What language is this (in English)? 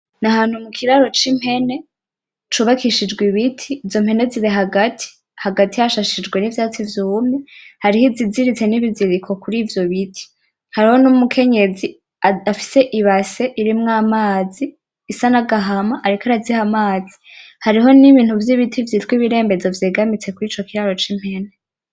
Rundi